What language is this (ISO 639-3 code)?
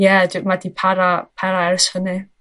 cym